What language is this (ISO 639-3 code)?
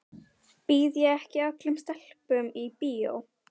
isl